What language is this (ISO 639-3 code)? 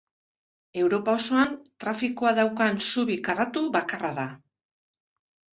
eus